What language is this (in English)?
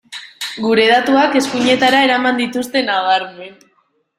Basque